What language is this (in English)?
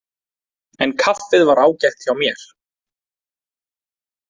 Icelandic